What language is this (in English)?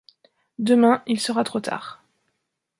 French